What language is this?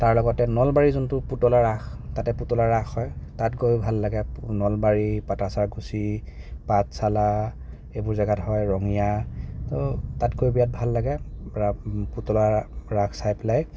Assamese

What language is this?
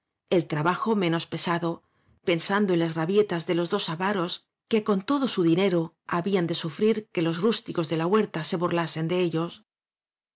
Spanish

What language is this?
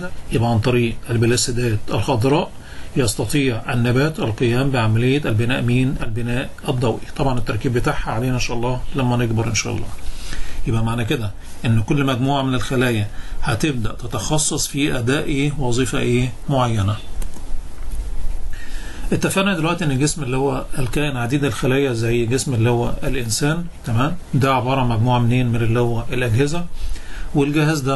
Arabic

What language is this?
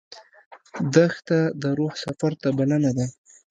Pashto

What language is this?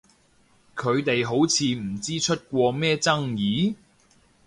Cantonese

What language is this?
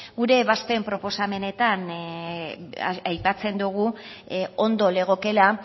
Basque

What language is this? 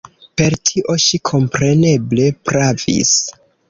Esperanto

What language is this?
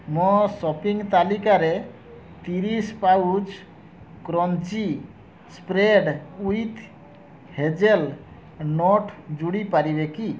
Odia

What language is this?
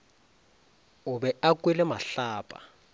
Northern Sotho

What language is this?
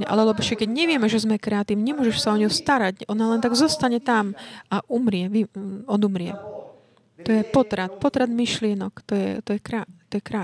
Slovak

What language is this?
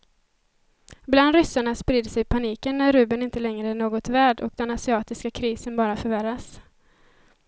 Swedish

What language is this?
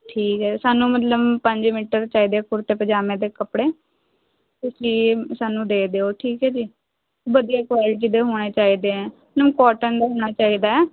Punjabi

